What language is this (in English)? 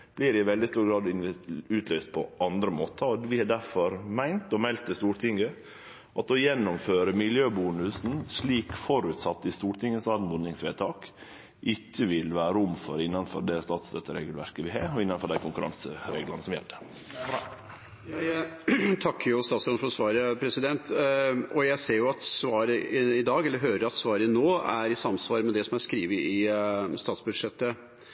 Norwegian